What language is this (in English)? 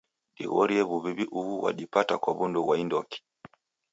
Taita